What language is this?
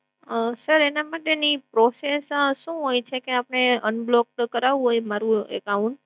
Gujarati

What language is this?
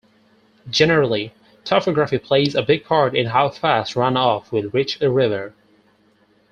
English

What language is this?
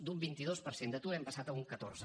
Catalan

